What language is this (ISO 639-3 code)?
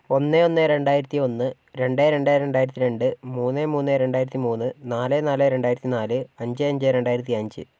mal